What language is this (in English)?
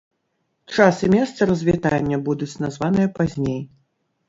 Belarusian